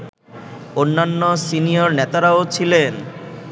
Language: Bangla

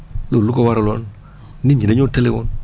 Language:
Wolof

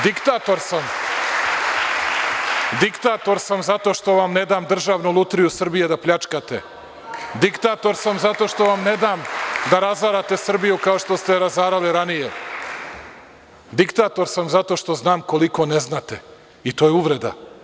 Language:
Serbian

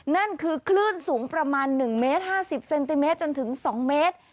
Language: Thai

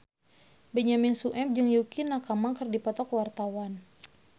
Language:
Sundanese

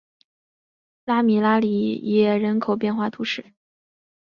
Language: Chinese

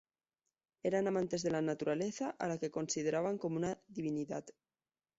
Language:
Spanish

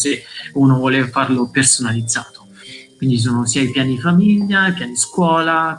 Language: Italian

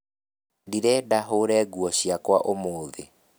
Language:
Kikuyu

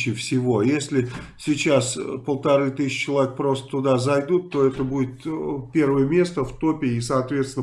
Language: Russian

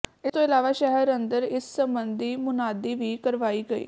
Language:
Punjabi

